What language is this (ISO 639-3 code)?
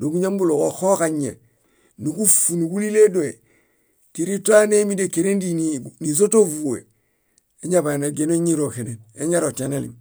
bda